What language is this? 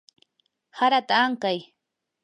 Yanahuanca Pasco Quechua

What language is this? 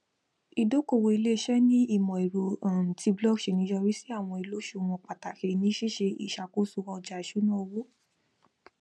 Yoruba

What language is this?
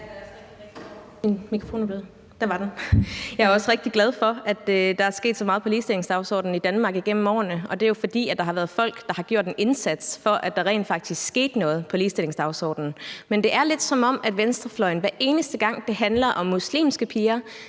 Danish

